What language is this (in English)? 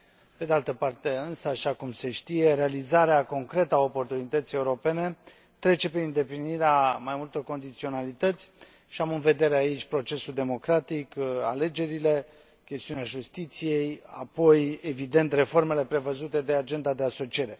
Romanian